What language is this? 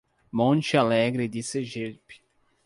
Portuguese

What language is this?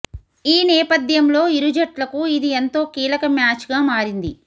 Telugu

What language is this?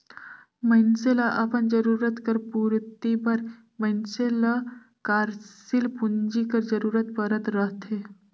Chhattisgarhi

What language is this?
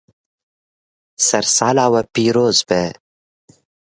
Kurdish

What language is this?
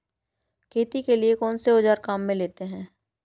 Hindi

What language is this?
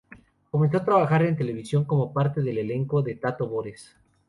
Spanish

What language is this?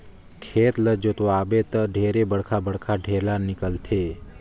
Chhattisgarhi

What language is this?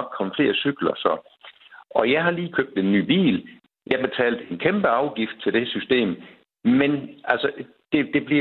Danish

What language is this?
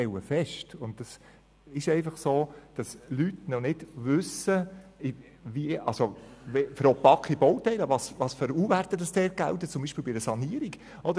Swiss German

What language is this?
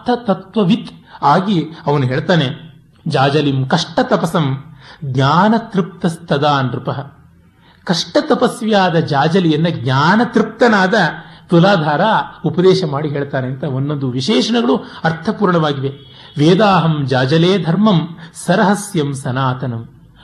Kannada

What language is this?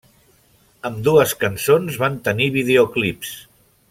Catalan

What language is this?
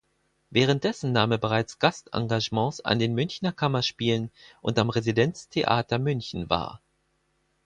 German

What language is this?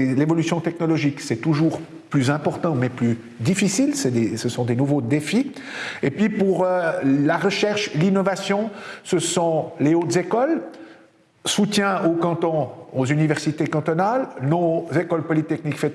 French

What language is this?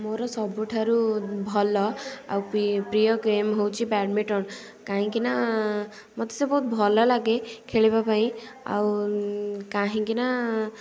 Odia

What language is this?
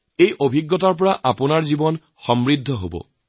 Assamese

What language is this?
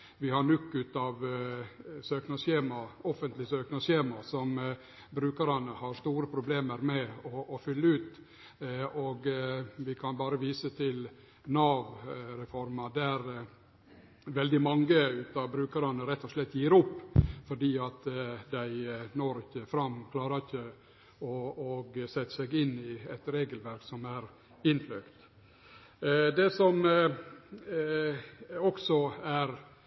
Norwegian Nynorsk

